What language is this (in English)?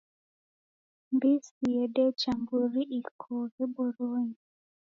Taita